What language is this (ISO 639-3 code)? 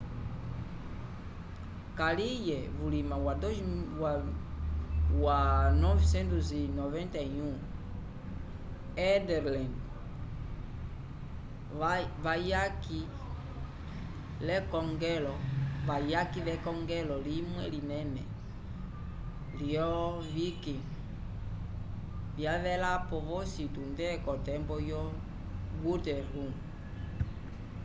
umb